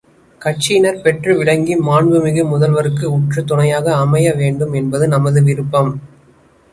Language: Tamil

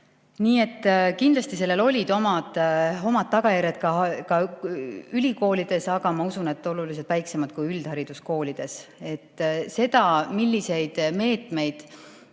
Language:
Estonian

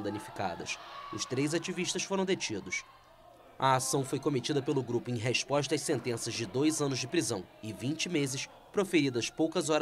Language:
Portuguese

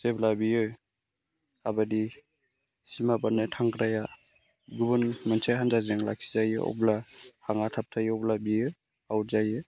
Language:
Bodo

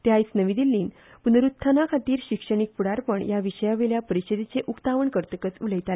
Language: Konkani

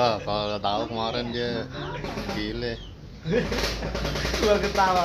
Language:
Indonesian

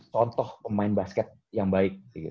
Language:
Indonesian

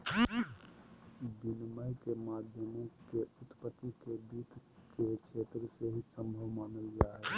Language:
Magahi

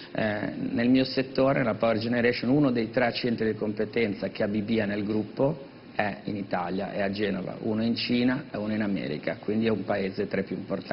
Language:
Italian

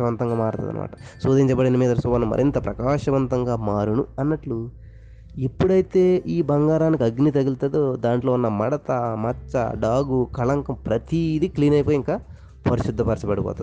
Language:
Telugu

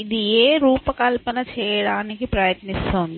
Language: Telugu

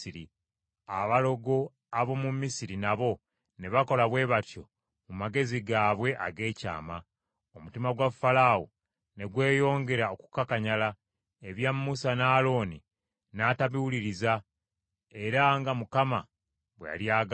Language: Ganda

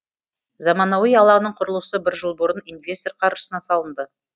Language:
Kazakh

